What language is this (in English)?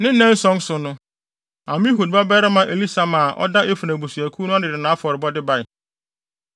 Akan